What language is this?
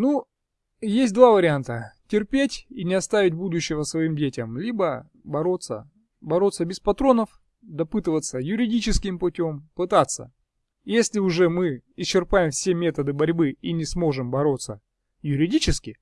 Russian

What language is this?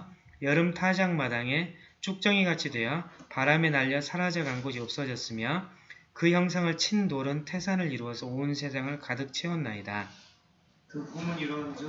Korean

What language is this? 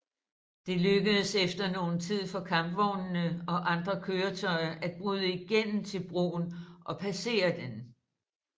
Danish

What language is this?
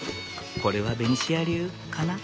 Japanese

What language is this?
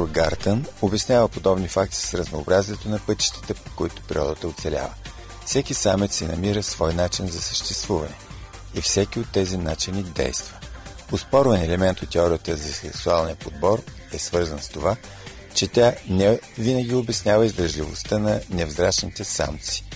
Bulgarian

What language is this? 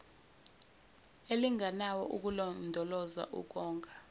Zulu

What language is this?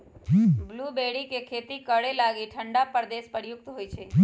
Magahi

